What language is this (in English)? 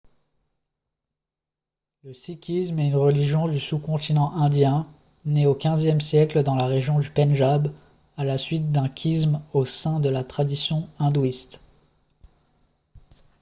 French